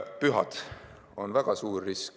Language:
Estonian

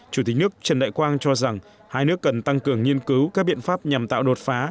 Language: Vietnamese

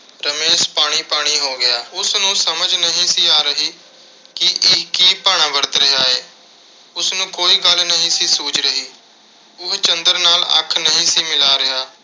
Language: Punjabi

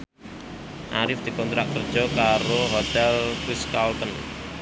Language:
Javanese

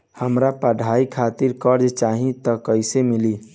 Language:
Bhojpuri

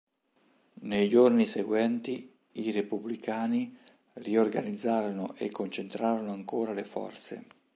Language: Italian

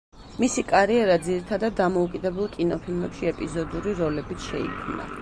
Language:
Georgian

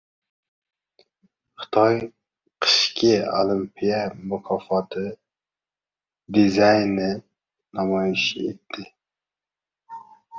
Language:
Uzbek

